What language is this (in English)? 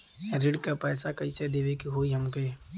Bhojpuri